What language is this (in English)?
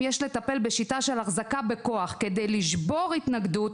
Hebrew